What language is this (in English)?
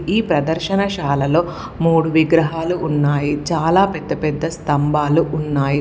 Telugu